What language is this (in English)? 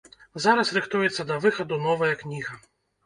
Belarusian